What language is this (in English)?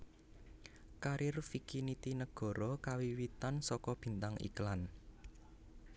Javanese